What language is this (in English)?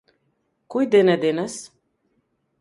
Macedonian